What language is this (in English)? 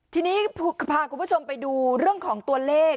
Thai